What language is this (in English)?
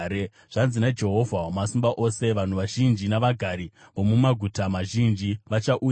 Shona